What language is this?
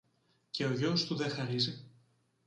Greek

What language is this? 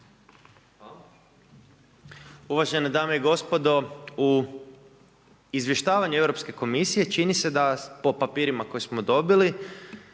Croatian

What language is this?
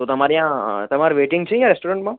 Gujarati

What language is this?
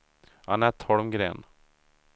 Swedish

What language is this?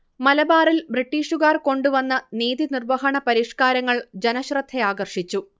Malayalam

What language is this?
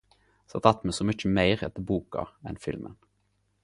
Norwegian Nynorsk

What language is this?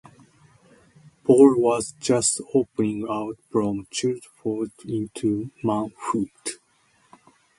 English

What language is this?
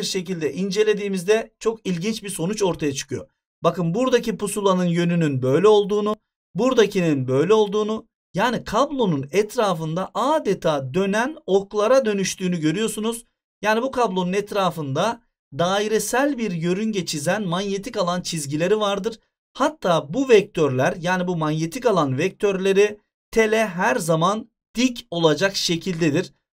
Turkish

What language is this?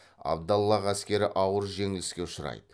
Kazakh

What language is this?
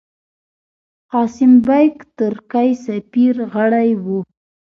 Pashto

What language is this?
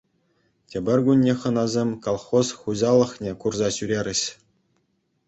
Chuvash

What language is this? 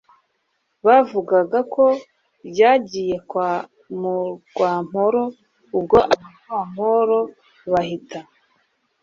Kinyarwanda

